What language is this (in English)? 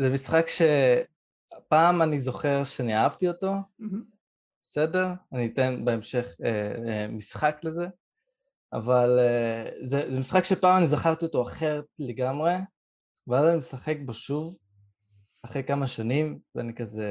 Hebrew